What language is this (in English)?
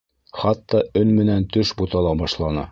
Bashkir